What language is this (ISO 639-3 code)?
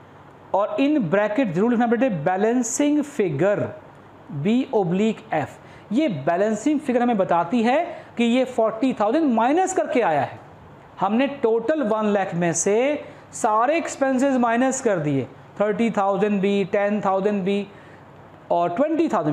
hin